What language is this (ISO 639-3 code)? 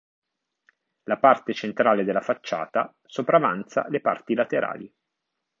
ita